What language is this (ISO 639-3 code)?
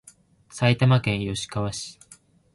jpn